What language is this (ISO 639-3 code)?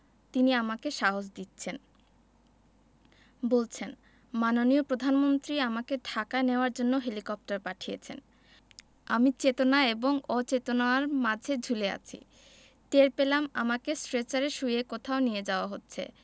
ben